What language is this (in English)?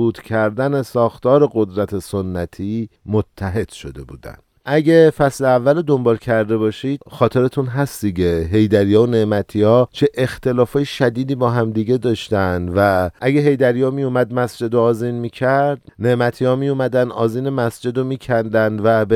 Persian